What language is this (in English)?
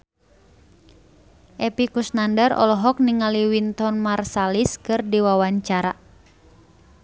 Sundanese